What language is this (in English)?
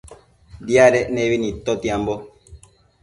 Matsés